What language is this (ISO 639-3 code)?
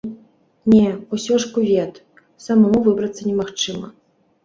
bel